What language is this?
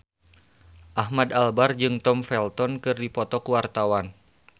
Sundanese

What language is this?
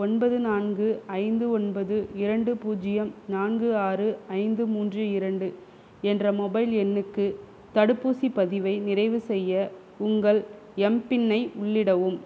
Tamil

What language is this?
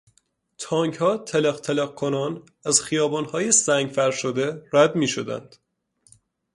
Persian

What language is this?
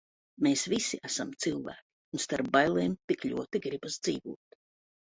Latvian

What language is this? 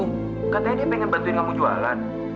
Indonesian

